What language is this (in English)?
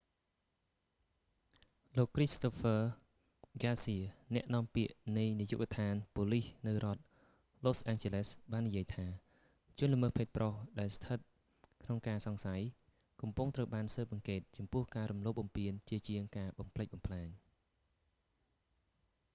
Khmer